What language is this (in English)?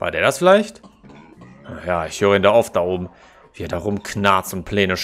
German